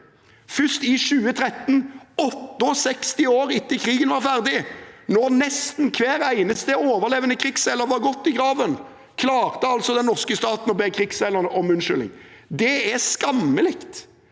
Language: Norwegian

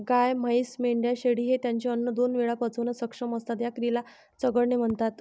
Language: Marathi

